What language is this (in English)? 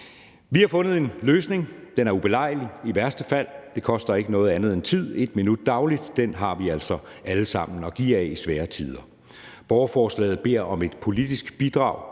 Danish